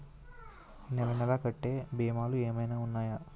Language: Telugu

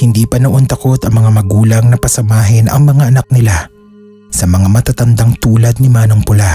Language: Filipino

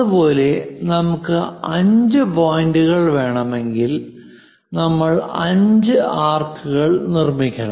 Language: Malayalam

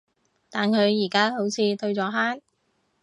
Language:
Cantonese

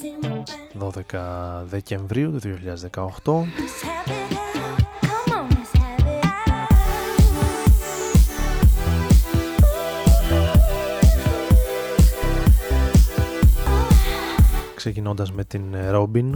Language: Greek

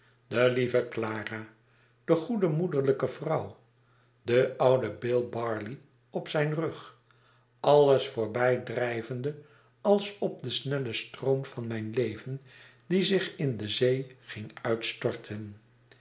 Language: Dutch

